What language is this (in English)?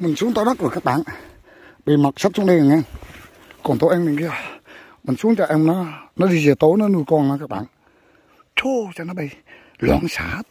Vietnamese